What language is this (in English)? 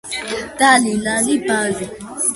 Georgian